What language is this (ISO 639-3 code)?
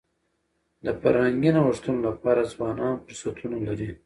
pus